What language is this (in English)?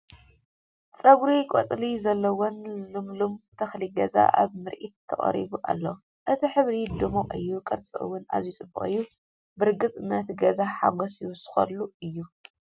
Tigrinya